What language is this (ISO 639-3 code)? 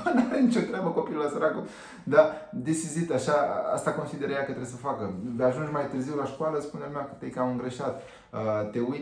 ron